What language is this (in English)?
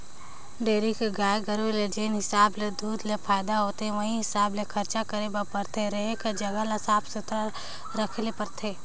Chhattisgarhi